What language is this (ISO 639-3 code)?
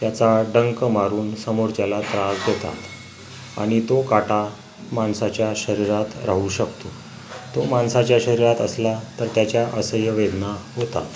mar